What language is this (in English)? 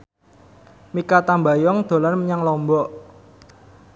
Javanese